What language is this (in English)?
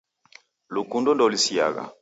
Taita